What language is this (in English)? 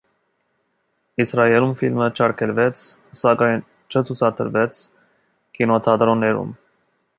Armenian